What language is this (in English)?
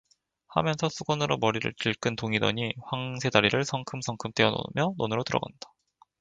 Korean